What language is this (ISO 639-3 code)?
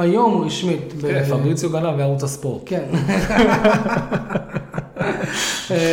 heb